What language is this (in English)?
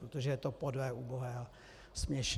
Czech